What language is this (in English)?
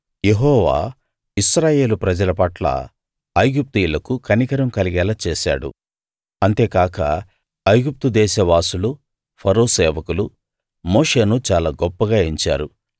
Telugu